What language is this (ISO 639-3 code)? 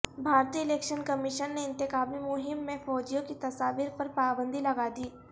urd